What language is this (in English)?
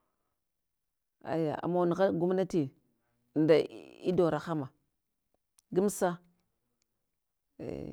Hwana